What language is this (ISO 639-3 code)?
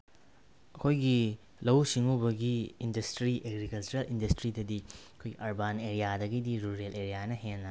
mni